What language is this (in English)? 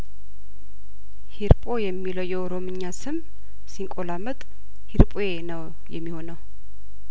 Amharic